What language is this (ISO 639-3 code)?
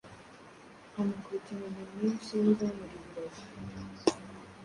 kin